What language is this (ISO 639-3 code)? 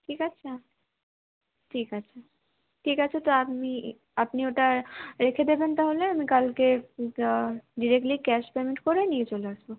ben